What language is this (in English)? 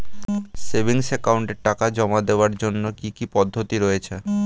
Bangla